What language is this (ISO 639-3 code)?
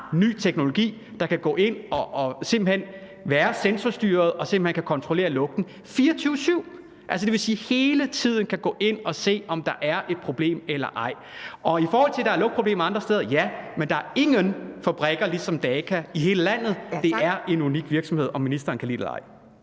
dan